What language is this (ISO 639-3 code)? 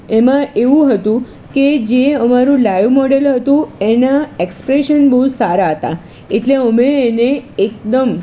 guj